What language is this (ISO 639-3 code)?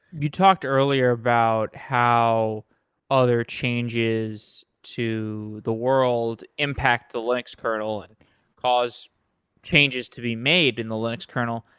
eng